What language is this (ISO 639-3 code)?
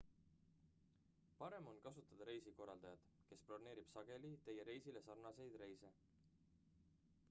est